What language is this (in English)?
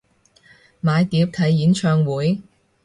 Cantonese